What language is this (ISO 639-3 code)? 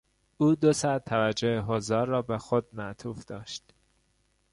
fas